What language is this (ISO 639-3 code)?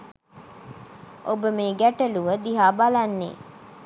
sin